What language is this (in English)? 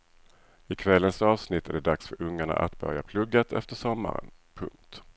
Swedish